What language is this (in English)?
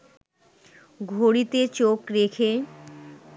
Bangla